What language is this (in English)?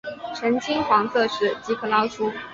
Chinese